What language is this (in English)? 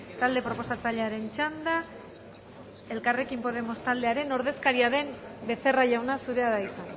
Basque